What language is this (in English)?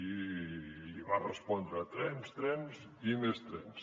Catalan